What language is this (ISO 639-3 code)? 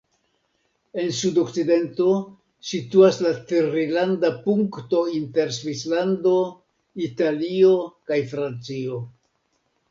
epo